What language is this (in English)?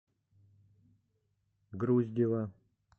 Russian